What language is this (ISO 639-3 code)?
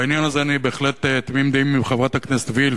heb